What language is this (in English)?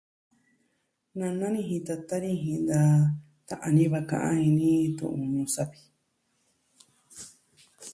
Southwestern Tlaxiaco Mixtec